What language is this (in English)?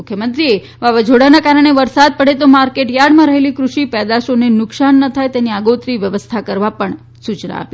Gujarati